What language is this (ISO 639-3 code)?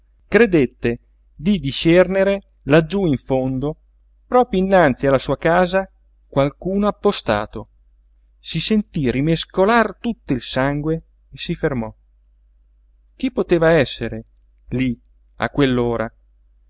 ita